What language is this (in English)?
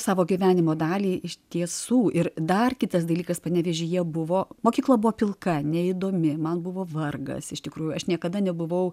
Lithuanian